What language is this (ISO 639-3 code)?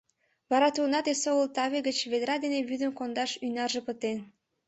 chm